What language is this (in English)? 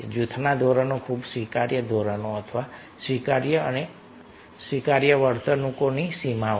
Gujarati